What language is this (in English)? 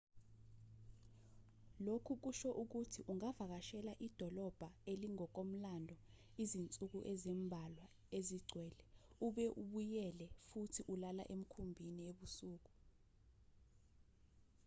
Zulu